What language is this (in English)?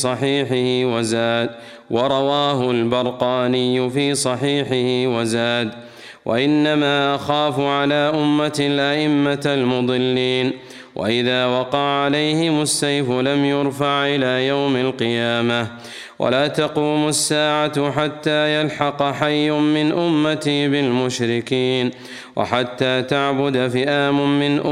Arabic